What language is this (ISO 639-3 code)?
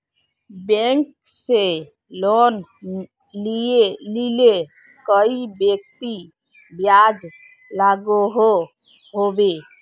mag